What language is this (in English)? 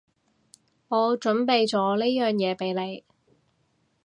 Cantonese